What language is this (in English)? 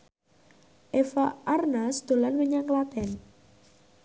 Javanese